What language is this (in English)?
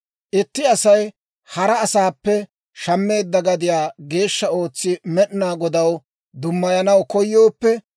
Dawro